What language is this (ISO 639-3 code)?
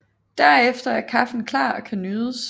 dan